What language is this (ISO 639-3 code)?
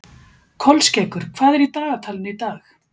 isl